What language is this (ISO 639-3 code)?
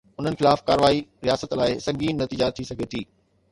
snd